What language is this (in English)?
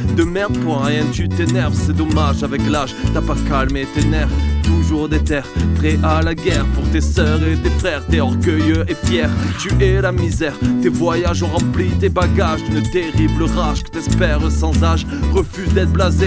French